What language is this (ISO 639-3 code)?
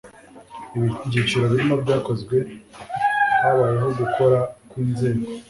kin